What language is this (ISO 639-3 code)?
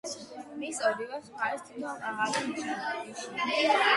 kat